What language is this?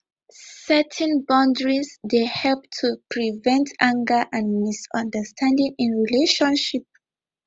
Nigerian Pidgin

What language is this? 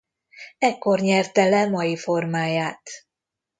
Hungarian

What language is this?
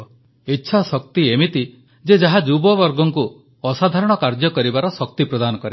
Odia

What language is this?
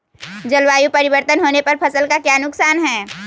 Magahi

